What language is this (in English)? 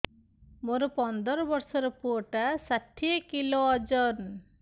Odia